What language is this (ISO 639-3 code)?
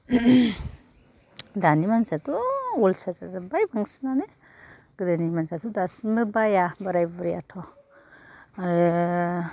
brx